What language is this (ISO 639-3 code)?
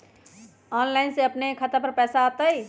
mag